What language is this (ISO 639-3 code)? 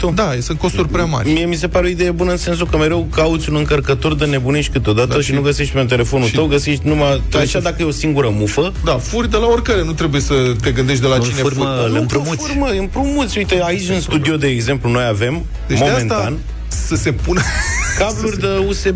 ron